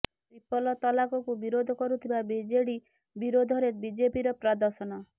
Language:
Odia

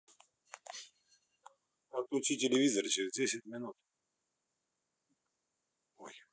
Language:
Russian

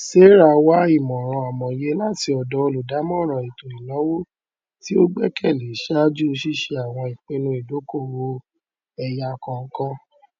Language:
Yoruba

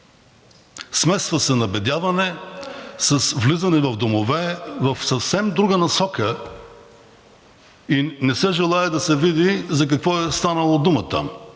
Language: Bulgarian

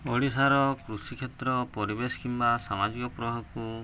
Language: Odia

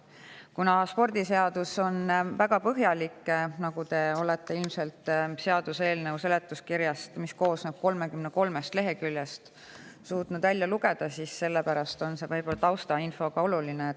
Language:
Estonian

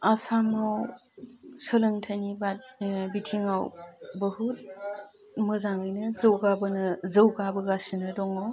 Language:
Bodo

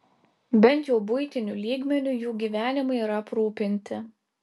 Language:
Lithuanian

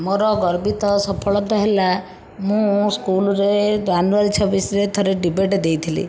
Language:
Odia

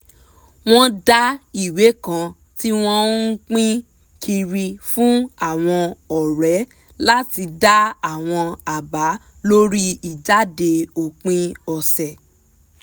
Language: Yoruba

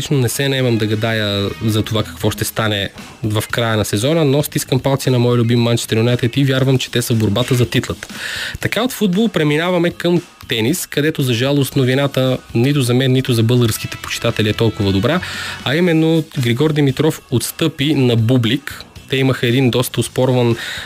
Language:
Bulgarian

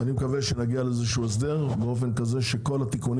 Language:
Hebrew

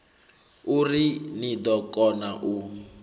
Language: Venda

